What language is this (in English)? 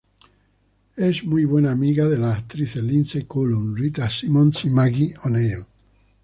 Spanish